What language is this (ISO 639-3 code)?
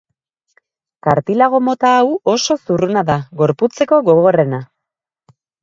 eus